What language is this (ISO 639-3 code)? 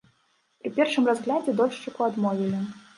bel